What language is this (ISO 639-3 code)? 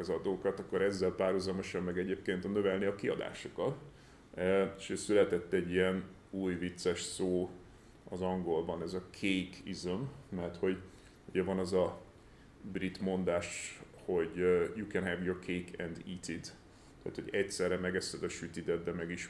hun